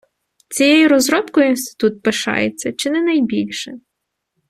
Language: Ukrainian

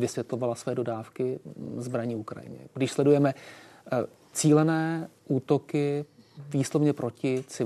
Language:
Czech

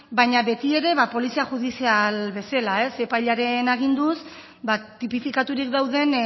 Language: Basque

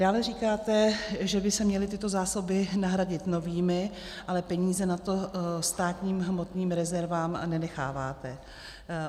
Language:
Czech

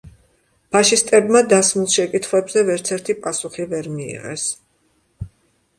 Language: Georgian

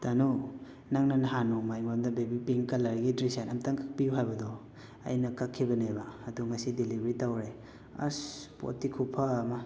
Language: Manipuri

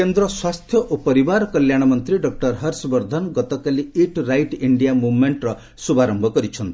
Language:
Odia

